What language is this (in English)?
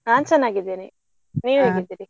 Kannada